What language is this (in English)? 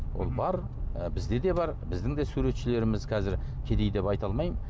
Kazakh